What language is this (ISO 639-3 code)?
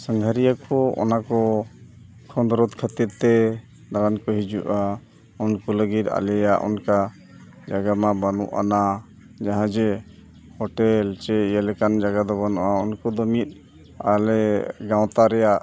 sat